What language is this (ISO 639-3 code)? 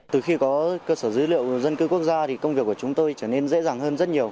vie